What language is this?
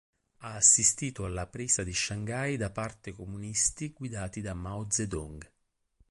Italian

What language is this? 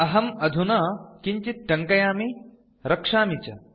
Sanskrit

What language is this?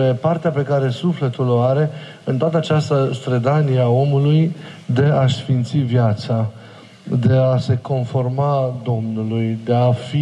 Romanian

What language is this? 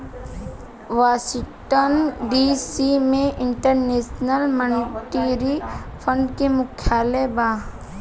Bhojpuri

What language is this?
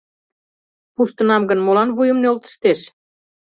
Mari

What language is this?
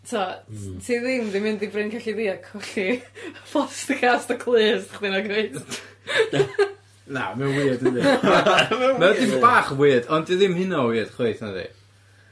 Welsh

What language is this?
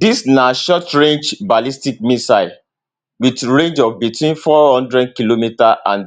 Nigerian Pidgin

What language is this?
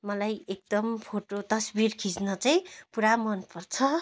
Nepali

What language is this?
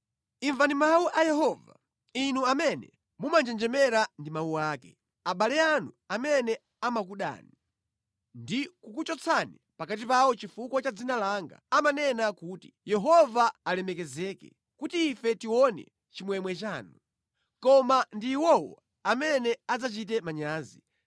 Nyanja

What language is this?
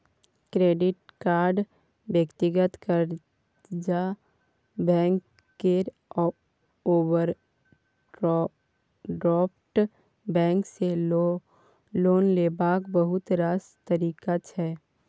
Maithili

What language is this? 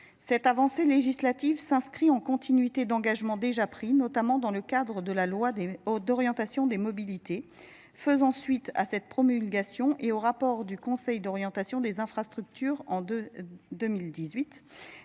French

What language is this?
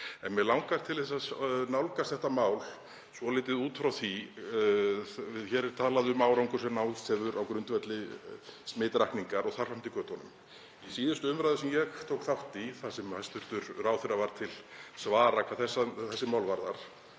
Icelandic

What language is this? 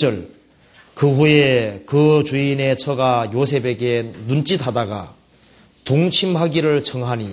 Korean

